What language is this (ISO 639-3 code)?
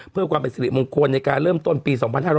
tha